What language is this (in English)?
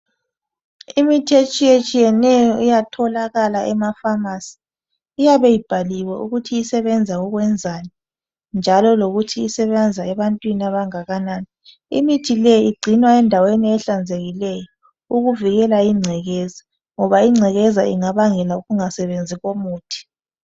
North Ndebele